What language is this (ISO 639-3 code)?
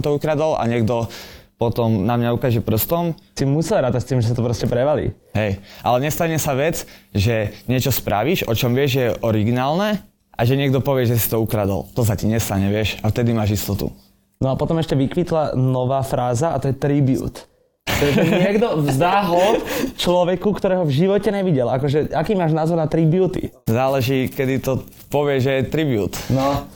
slk